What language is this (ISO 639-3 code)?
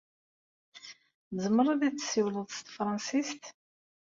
kab